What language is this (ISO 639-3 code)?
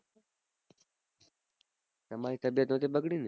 guj